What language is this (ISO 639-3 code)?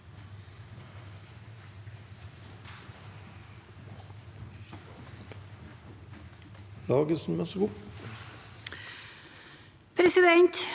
nor